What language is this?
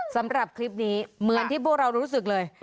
Thai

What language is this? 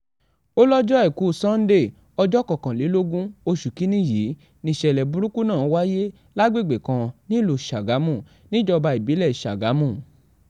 Yoruba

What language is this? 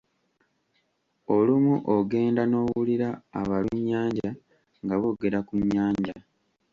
Ganda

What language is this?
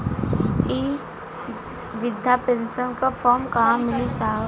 Bhojpuri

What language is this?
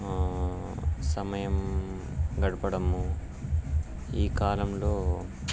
Telugu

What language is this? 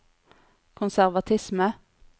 Norwegian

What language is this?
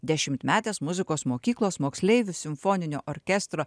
Lithuanian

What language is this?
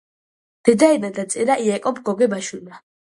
Georgian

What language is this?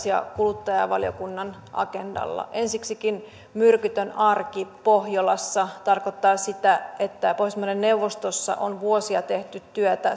Finnish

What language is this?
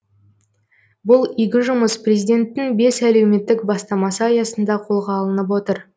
Kazakh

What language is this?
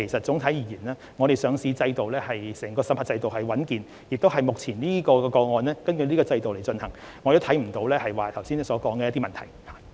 Cantonese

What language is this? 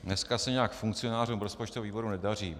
Czech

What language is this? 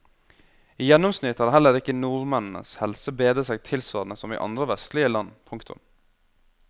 Norwegian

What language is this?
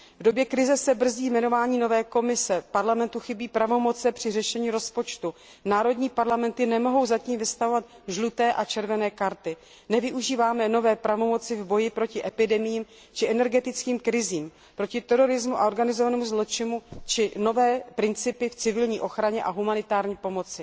Czech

